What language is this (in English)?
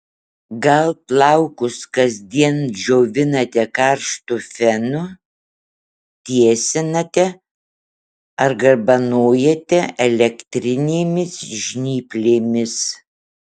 Lithuanian